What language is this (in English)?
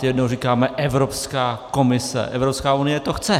Czech